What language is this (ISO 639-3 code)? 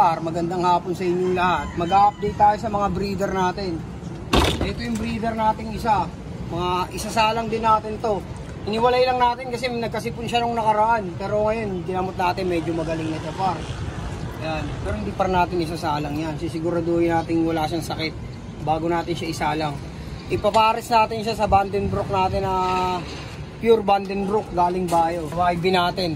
fil